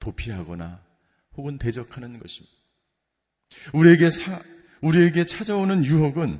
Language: Korean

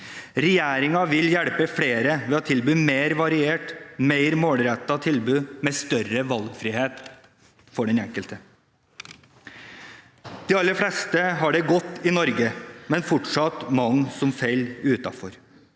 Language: Norwegian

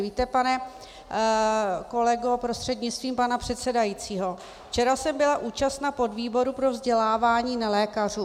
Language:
Czech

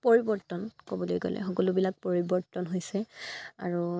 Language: Assamese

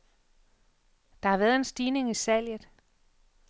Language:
Danish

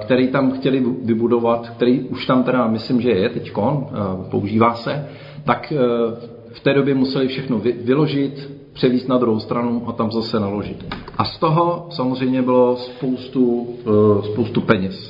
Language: Czech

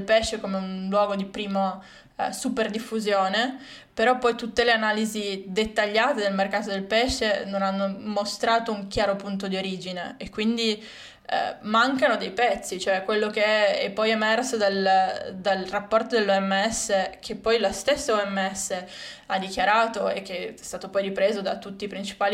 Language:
Italian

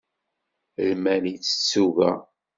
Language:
Kabyle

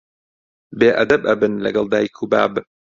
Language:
Central Kurdish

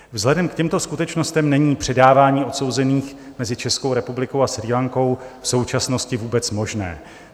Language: Czech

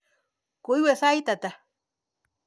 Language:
Kalenjin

